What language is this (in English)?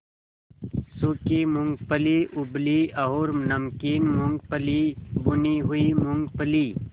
Hindi